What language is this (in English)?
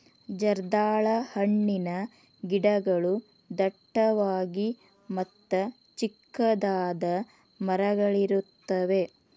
Kannada